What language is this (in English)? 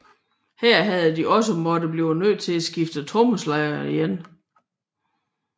Danish